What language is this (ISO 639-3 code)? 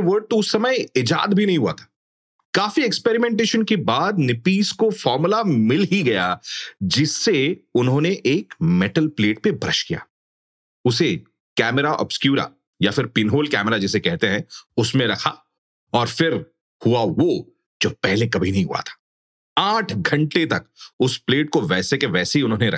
hin